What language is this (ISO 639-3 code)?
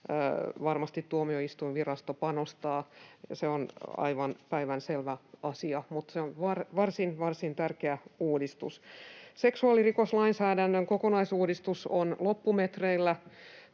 fin